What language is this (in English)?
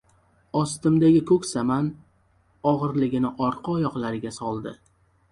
Uzbek